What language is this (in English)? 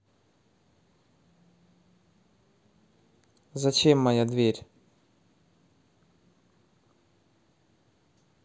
Russian